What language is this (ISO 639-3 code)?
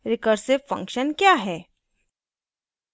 hin